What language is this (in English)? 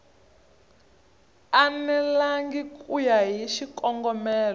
Tsonga